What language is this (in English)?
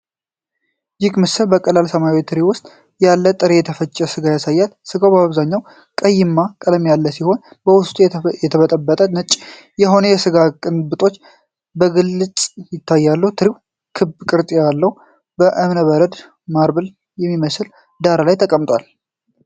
Amharic